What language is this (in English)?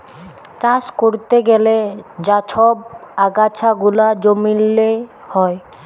Bangla